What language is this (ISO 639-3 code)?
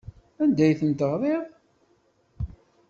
kab